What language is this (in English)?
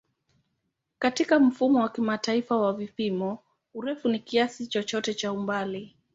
Swahili